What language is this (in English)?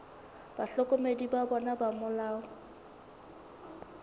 Southern Sotho